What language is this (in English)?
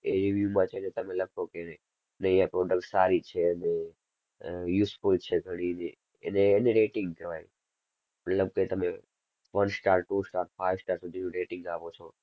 Gujarati